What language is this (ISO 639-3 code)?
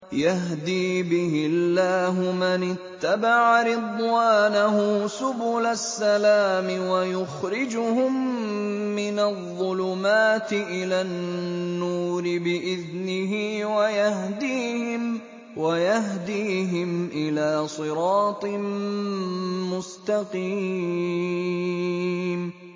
ara